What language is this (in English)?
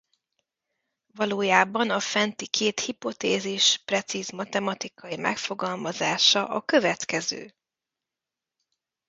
Hungarian